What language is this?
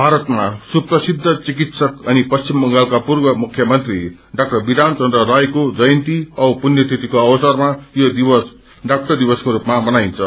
Nepali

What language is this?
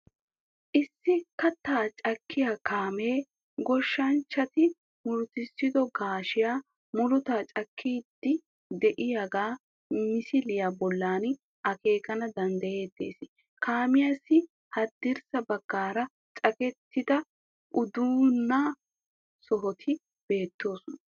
Wolaytta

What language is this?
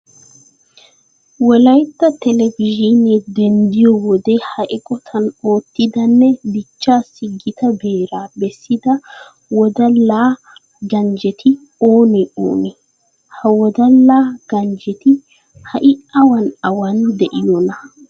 Wolaytta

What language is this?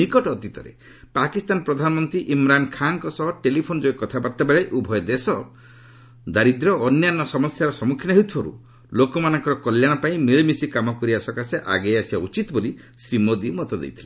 Odia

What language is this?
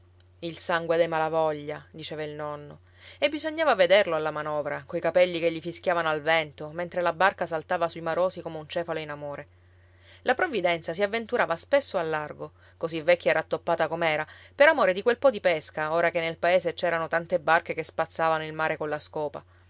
Italian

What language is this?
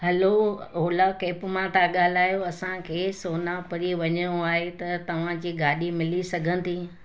Sindhi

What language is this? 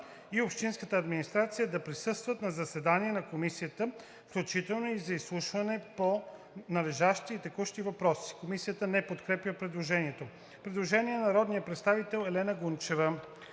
Bulgarian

